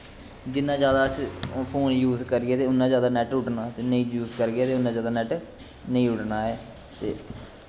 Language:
Dogri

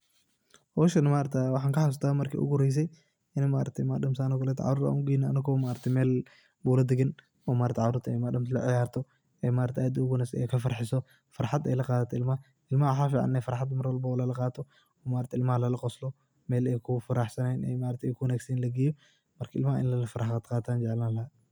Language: Somali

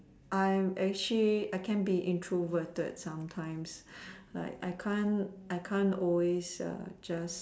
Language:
English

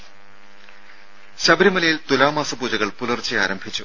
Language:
Malayalam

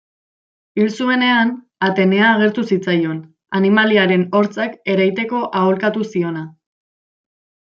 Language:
Basque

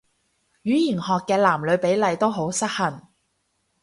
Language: Cantonese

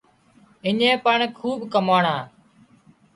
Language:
Wadiyara Koli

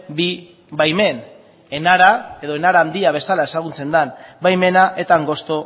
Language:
Basque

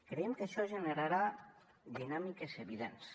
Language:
Catalan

